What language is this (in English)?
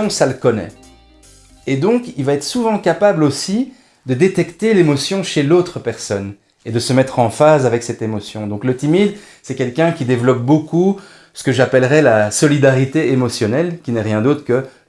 French